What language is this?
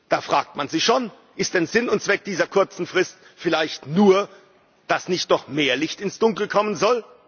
German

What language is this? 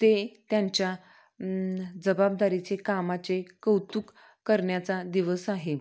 Marathi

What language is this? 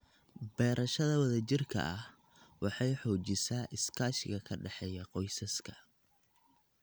Somali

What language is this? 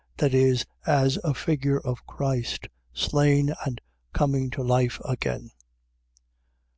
English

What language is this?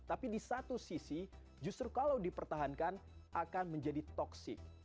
Indonesian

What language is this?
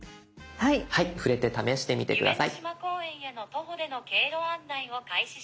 Japanese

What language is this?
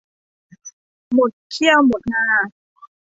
Thai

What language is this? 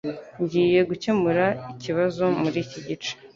Kinyarwanda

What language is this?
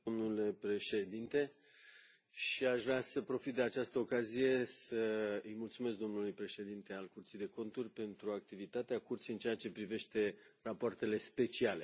Romanian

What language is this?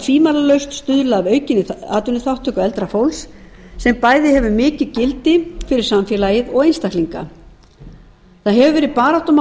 Icelandic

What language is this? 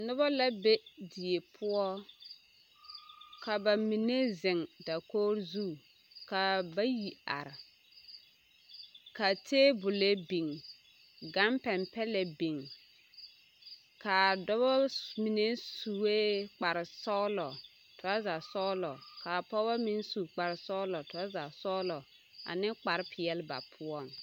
Southern Dagaare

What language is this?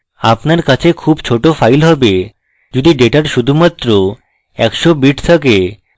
Bangla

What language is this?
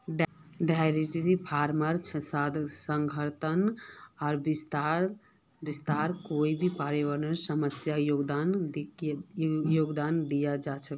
Magahi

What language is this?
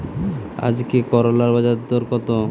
Bangla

